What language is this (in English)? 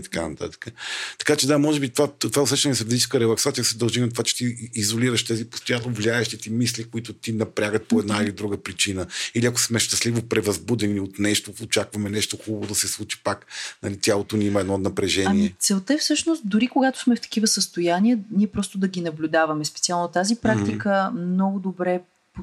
Bulgarian